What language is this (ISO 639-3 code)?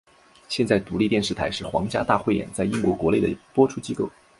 zho